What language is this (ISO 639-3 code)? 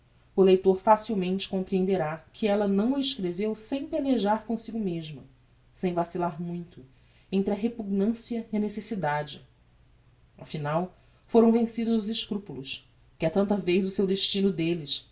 por